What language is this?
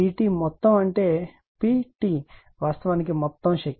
Telugu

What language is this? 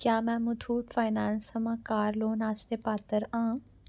Dogri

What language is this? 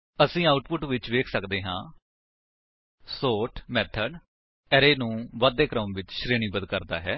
Punjabi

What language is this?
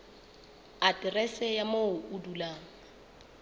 Southern Sotho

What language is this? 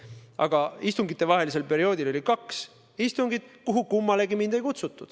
Estonian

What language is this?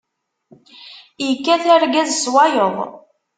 Kabyle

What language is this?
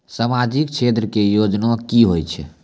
Maithili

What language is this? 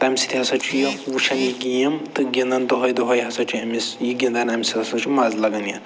Kashmiri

